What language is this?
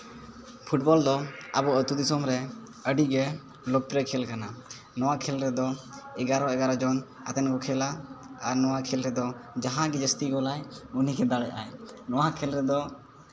Santali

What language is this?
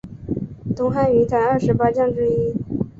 Chinese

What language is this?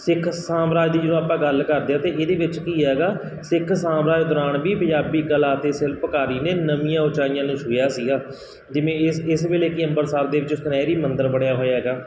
Punjabi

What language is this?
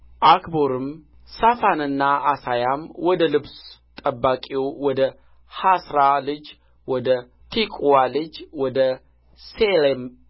Amharic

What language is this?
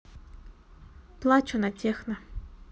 Russian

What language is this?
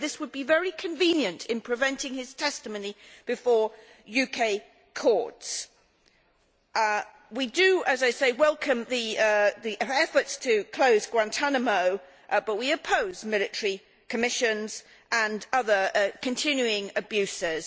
English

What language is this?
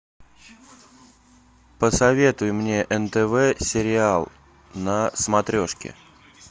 Russian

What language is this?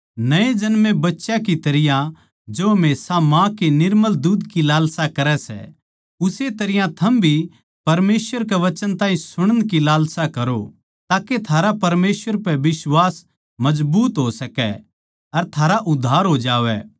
Haryanvi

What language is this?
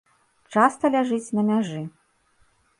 Belarusian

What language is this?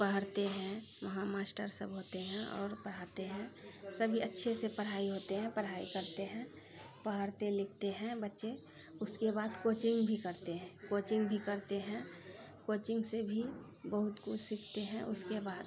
Maithili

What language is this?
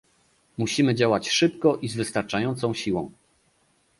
Polish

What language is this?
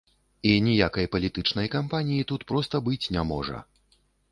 Belarusian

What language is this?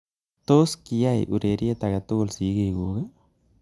Kalenjin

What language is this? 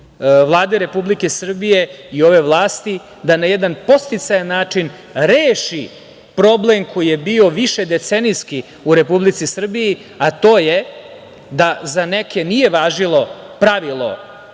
Serbian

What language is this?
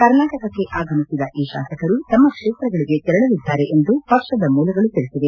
Kannada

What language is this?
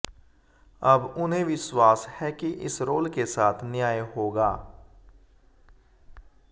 Hindi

